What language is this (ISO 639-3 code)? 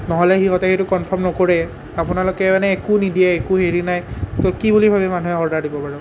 asm